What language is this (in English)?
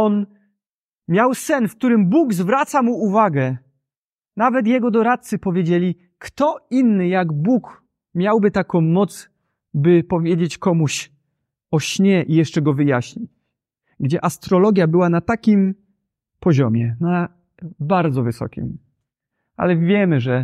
Polish